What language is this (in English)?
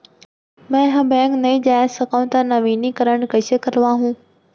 Chhattisgarhi